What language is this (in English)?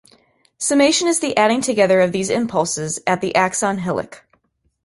English